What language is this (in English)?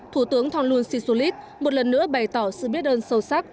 Vietnamese